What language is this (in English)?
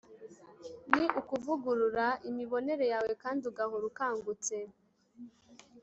Kinyarwanda